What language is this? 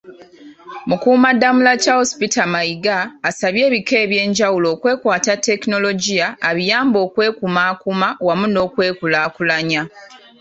Ganda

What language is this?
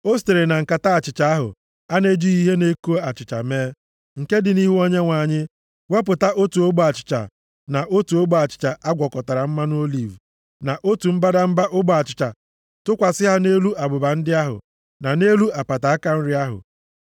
Igbo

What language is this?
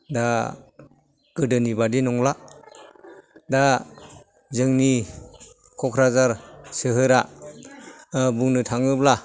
Bodo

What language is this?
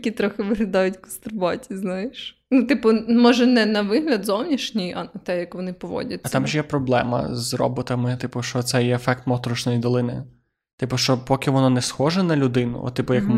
Ukrainian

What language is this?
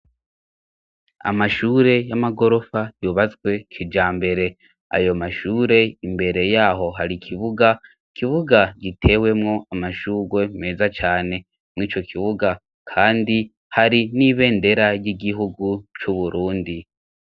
Rundi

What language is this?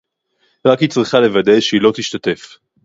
Hebrew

